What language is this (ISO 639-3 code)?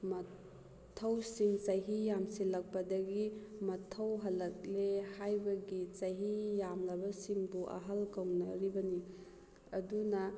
mni